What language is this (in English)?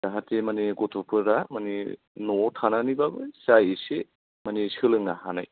Bodo